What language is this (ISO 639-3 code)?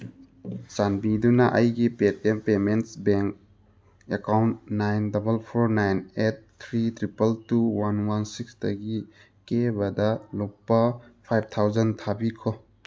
mni